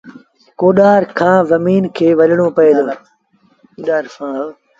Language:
Sindhi Bhil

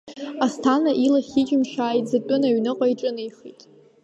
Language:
Abkhazian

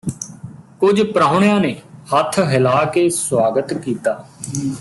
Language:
Punjabi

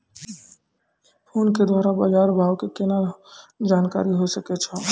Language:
Maithili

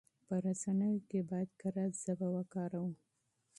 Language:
Pashto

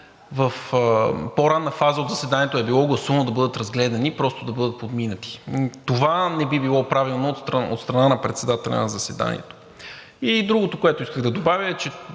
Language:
Bulgarian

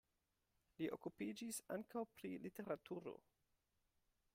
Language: Esperanto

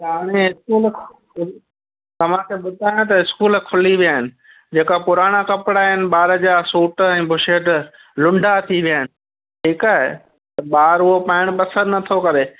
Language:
Sindhi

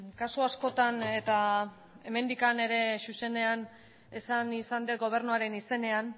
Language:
Basque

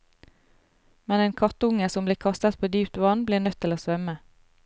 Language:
Norwegian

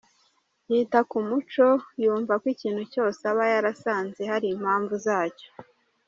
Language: Kinyarwanda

